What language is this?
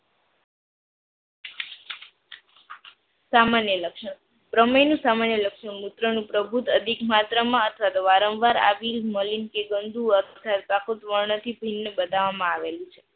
Gujarati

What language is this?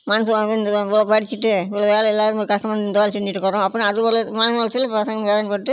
Tamil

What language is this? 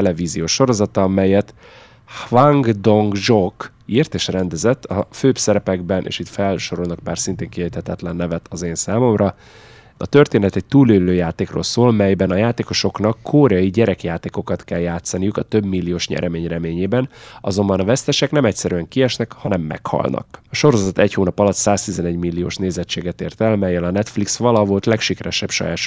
Hungarian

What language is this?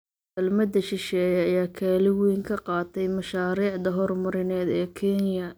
Somali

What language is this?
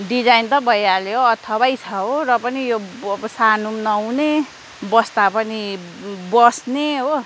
Nepali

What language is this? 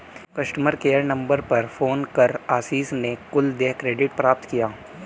Hindi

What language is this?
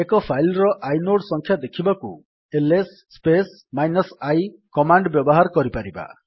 Odia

